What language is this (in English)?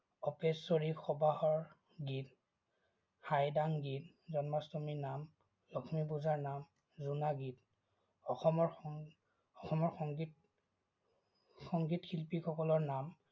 Assamese